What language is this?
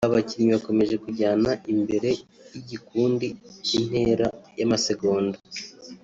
Kinyarwanda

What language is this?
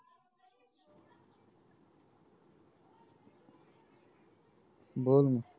Marathi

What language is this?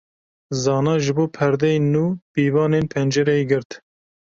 Kurdish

